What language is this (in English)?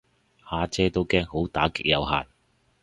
Cantonese